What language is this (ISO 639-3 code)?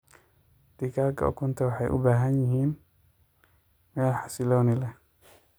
som